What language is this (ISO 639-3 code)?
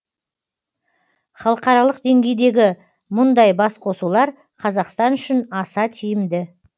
kaz